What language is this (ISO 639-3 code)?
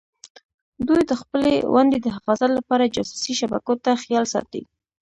pus